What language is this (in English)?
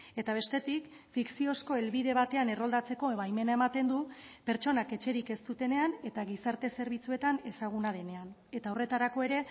Basque